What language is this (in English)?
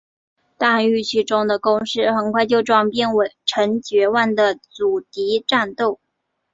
Chinese